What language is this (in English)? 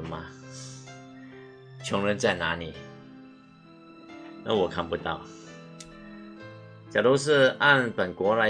Chinese